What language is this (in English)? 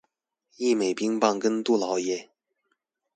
Chinese